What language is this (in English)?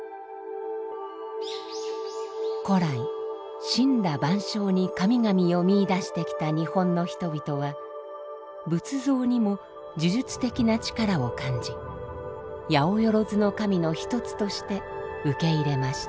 Japanese